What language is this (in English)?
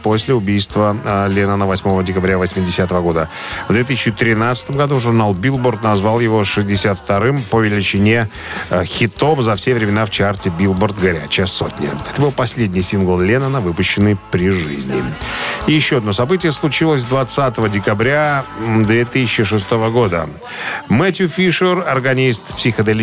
Russian